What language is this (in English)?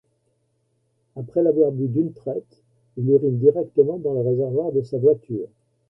French